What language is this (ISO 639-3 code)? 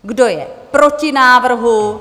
ces